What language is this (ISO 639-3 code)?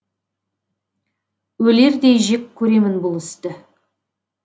kaz